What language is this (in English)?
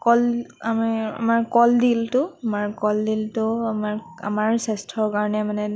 Assamese